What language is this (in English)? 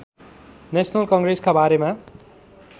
Nepali